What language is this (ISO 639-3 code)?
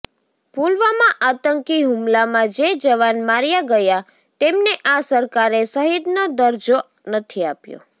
guj